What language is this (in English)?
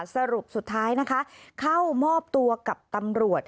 Thai